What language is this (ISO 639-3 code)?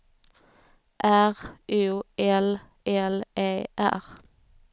swe